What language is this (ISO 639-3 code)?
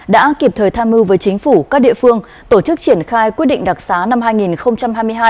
vie